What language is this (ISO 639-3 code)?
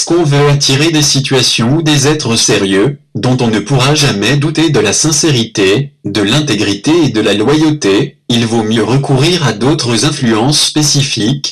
fra